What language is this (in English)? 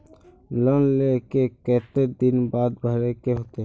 Magahi